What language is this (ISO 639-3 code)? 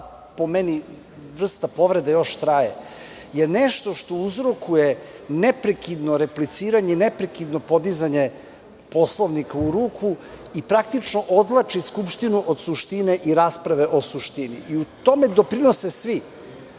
srp